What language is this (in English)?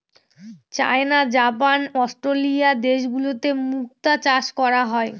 Bangla